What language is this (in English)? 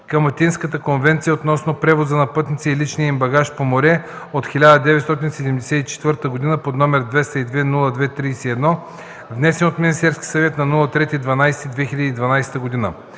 Bulgarian